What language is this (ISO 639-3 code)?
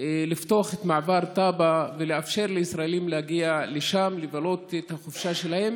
heb